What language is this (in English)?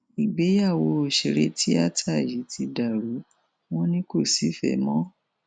Yoruba